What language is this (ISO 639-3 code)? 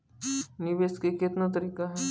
mai